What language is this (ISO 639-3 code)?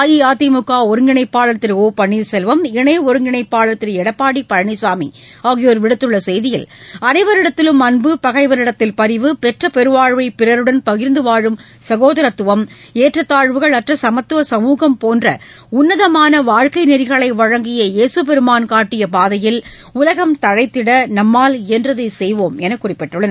tam